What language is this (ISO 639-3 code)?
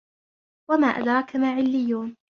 ara